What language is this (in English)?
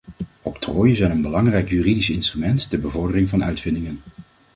Dutch